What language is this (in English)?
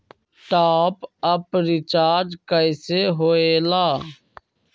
Magahi